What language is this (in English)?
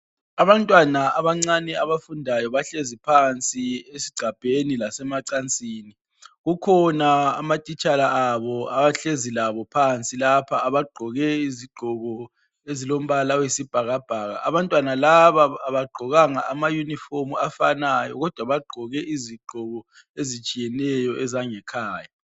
North Ndebele